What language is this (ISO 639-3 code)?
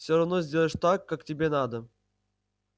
rus